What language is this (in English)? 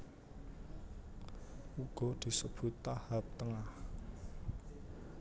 Javanese